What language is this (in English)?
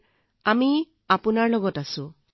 Assamese